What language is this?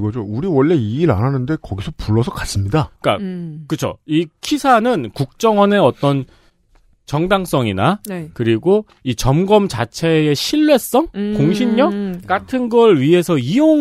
Korean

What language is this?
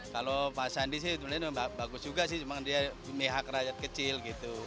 Indonesian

